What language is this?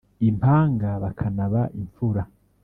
Kinyarwanda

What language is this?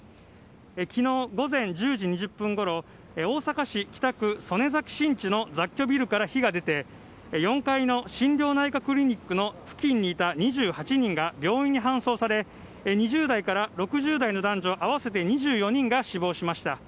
Japanese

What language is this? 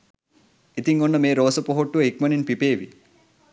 Sinhala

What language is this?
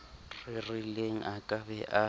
Southern Sotho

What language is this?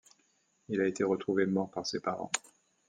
French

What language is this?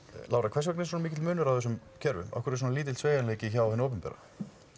Icelandic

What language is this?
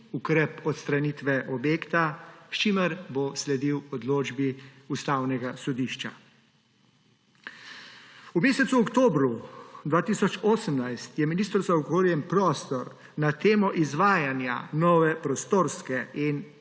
Slovenian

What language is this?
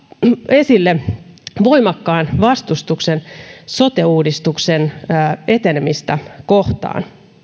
Finnish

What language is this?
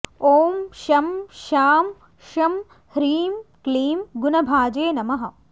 Sanskrit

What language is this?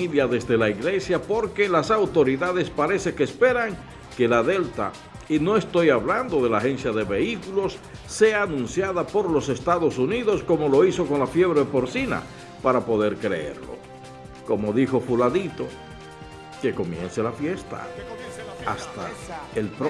Spanish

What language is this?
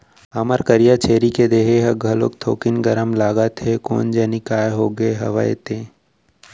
Chhattisgarhi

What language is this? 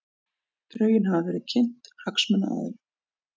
Icelandic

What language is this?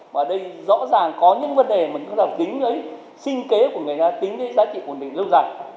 Vietnamese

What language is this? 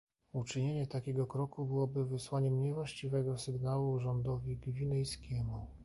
Polish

